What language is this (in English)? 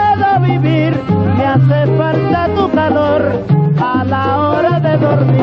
Spanish